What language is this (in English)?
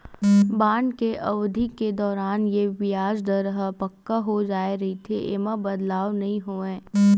Chhattisgarhi